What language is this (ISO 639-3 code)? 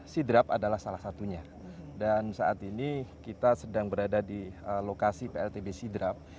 ind